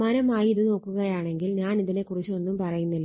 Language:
Malayalam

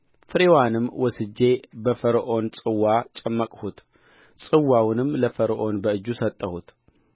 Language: Amharic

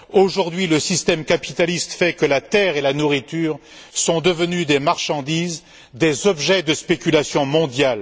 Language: French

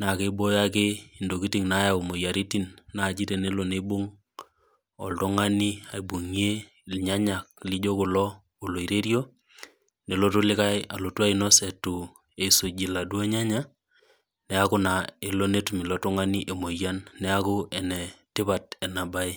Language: Masai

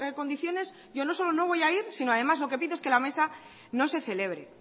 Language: Spanish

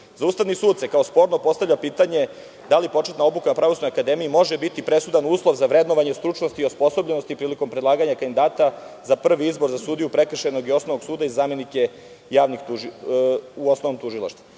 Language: Serbian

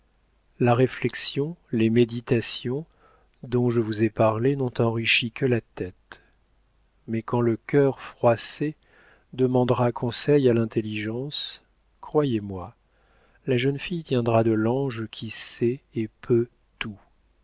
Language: French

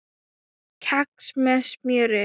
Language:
Icelandic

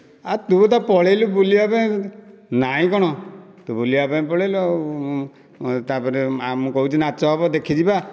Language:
Odia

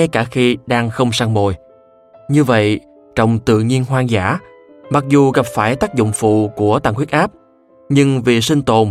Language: Vietnamese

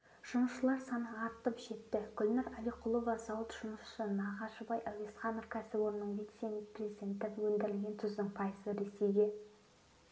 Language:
Kazakh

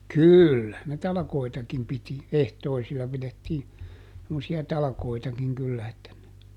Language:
Finnish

